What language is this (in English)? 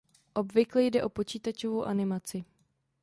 Czech